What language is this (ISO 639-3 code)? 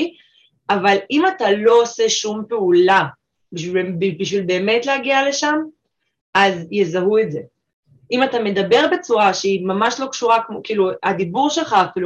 heb